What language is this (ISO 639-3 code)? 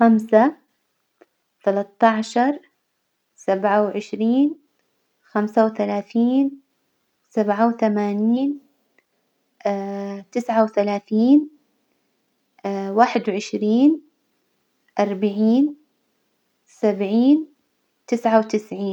acw